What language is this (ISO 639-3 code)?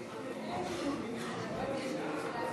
heb